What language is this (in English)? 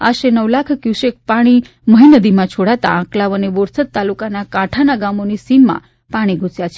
Gujarati